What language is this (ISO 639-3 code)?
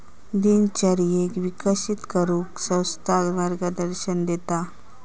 mar